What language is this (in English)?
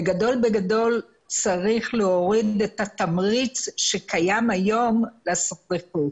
Hebrew